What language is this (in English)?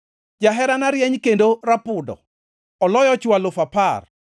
Luo (Kenya and Tanzania)